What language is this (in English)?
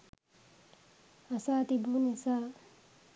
Sinhala